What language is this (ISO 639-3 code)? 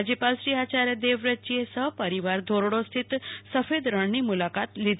guj